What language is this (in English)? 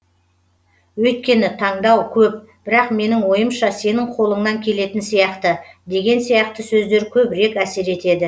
Kazakh